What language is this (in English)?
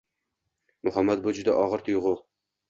Uzbek